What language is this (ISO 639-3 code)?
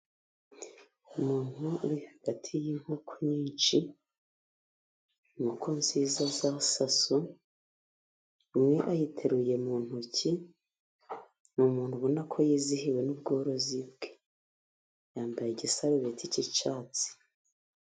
kin